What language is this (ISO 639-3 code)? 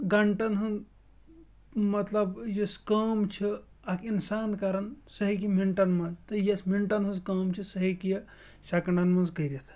kas